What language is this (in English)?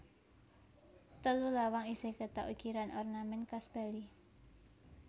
Javanese